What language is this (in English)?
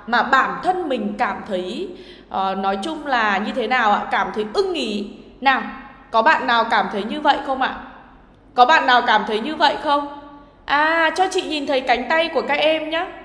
Vietnamese